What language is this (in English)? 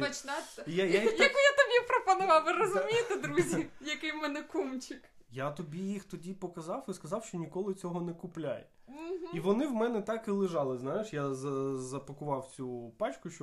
Ukrainian